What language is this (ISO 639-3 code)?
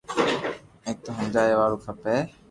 lrk